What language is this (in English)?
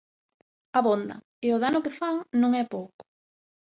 Galician